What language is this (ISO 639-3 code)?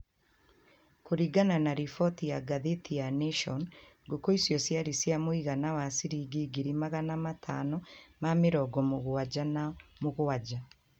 kik